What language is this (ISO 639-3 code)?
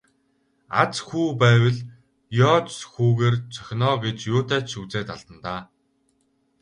mon